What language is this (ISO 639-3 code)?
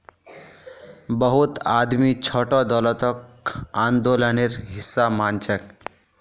mag